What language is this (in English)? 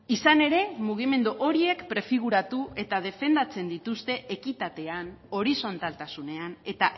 Basque